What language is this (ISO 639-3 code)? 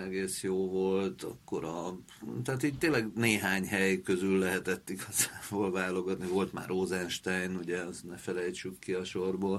hun